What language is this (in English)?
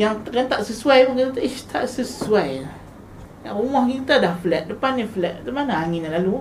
Malay